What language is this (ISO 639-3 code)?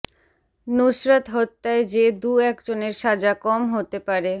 ben